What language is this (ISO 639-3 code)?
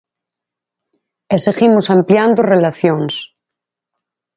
glg